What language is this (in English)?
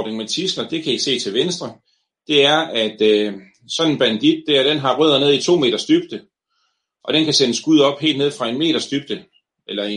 Danish